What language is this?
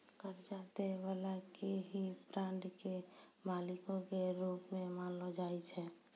Maithili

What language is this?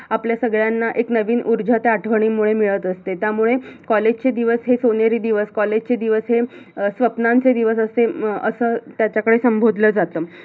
Marathi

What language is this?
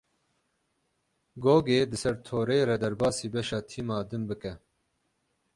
Kurdish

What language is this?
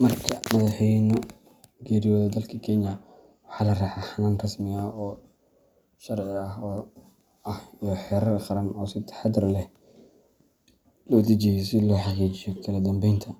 Somali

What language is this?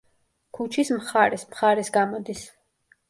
Georgian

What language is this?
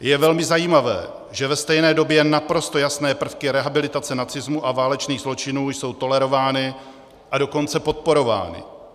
Czech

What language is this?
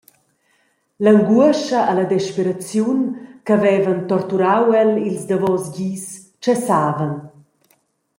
Romansh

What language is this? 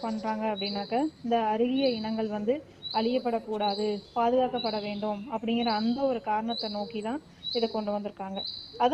Tamil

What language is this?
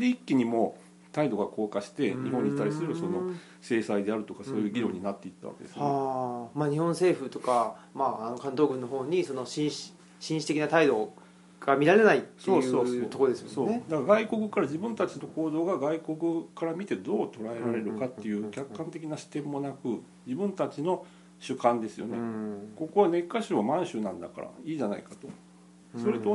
Japanese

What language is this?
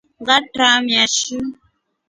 Rombo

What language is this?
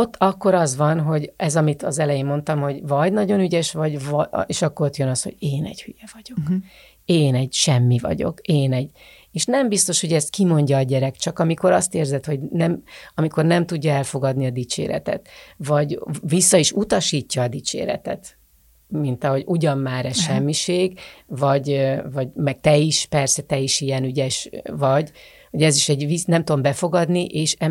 Hungarian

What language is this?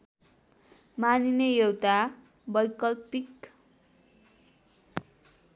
Nepali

